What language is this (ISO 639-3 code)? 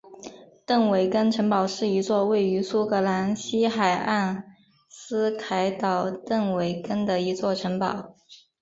zho